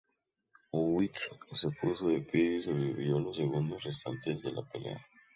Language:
Spanish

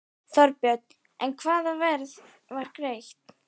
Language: Icelandic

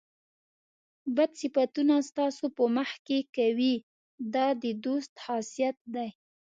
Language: Pashto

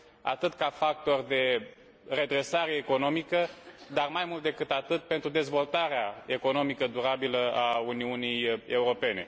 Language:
Romanian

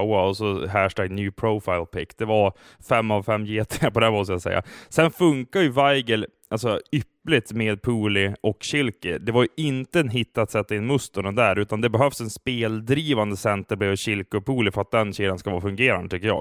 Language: Swedish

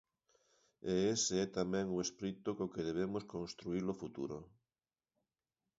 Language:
Galician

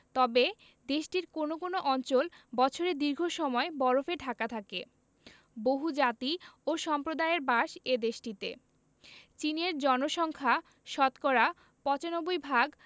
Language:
Bangla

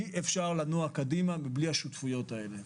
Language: Hebrew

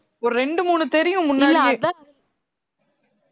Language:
Tamil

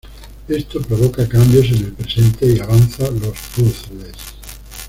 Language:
Spanish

